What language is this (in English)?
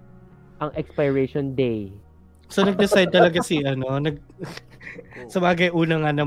Filipino